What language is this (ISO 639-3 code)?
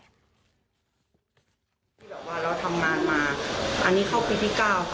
tha